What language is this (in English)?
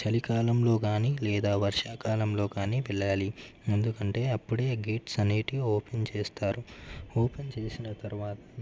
Telugu